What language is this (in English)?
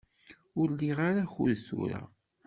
Kabyle